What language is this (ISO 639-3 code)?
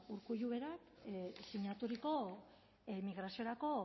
eus